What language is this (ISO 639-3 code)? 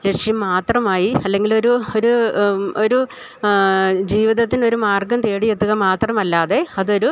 mal